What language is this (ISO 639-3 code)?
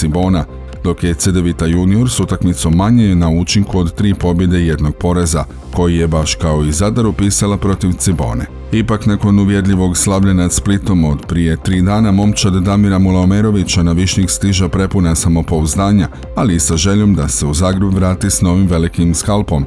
hrv